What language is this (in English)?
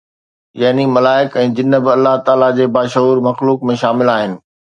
Sindhi